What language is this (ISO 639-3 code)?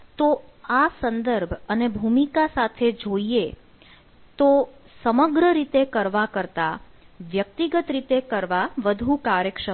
guj